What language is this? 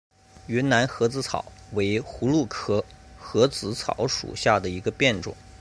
Chinese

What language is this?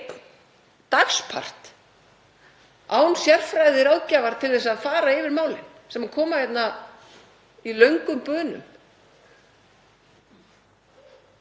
Icelandic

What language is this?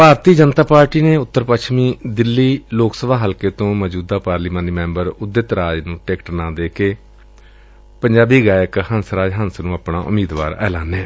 Punjabi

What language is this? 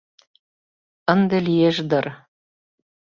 Mari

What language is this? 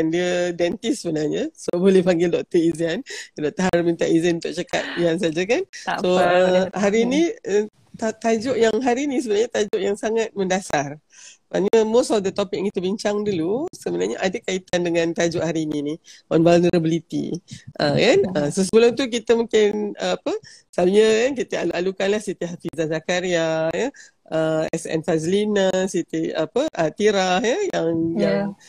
Malay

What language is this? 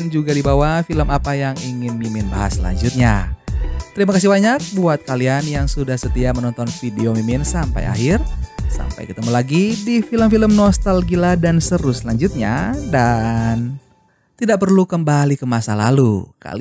Indonesian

